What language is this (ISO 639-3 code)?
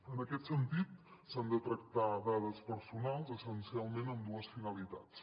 cat